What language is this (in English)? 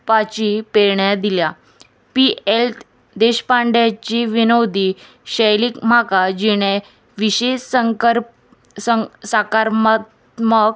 Konkani